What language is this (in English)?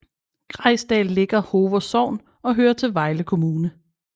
Danish